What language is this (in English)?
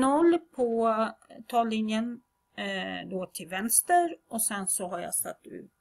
Swedish